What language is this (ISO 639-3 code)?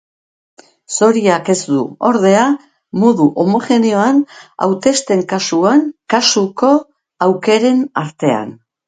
eus